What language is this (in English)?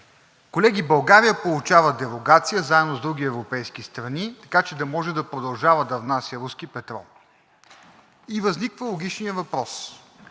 Bulgarian